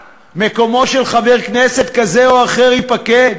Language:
Hebrew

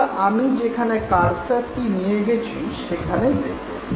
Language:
Bangla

